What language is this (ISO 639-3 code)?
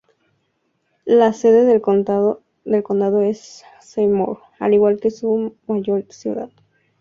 spa